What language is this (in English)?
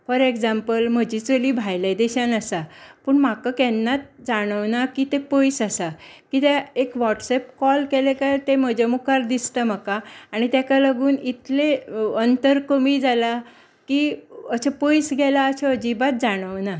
Konkani